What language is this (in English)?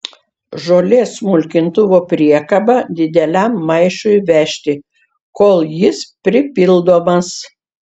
Lithuanian